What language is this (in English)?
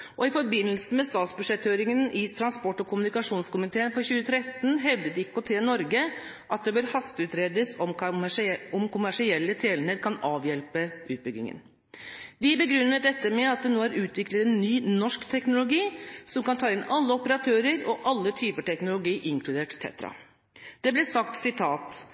Norwegian Bokmål